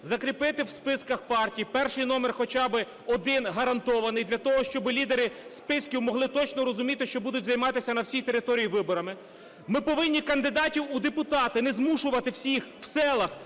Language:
Ukrainian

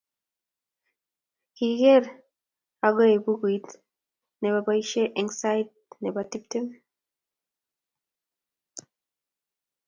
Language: Kalenjin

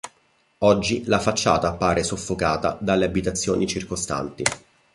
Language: Italian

